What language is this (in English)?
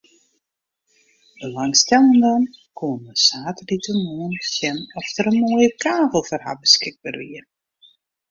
Western Frisian